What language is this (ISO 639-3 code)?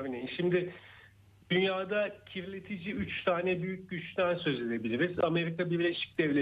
tur